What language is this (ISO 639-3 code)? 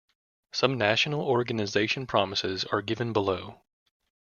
eng